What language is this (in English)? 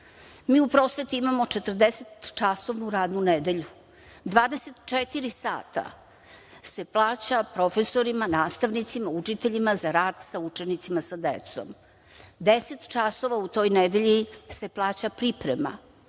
Serbian